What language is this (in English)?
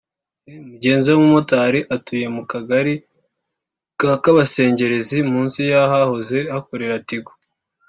Kinyarwanda